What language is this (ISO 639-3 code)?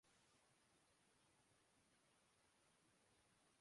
urd